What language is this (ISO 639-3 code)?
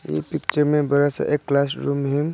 hin